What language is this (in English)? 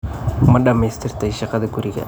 Somali